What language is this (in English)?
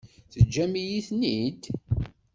Kabyle